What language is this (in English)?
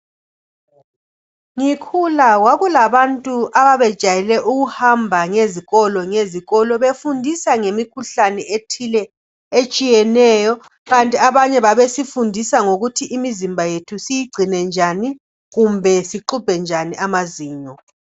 North Ndebele